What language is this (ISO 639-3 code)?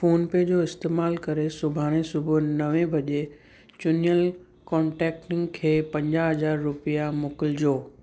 snd